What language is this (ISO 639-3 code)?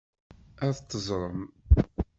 kab